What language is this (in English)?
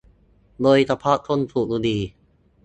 Thai